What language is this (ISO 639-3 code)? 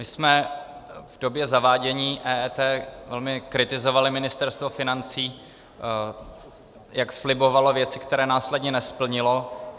ces